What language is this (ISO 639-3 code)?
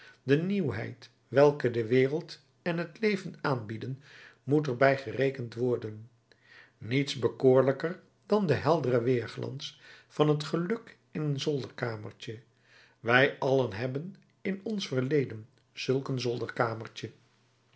nld